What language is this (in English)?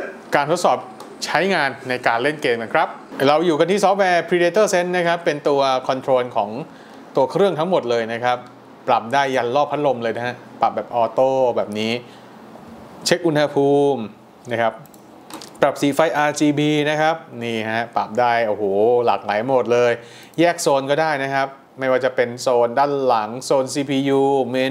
Thai